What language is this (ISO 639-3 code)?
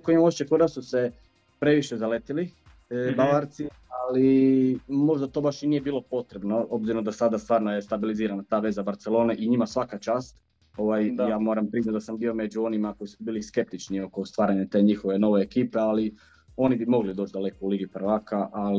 hrv